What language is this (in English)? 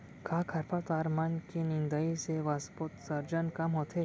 Chhattisgarhi